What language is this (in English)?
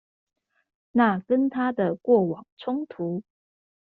Chinese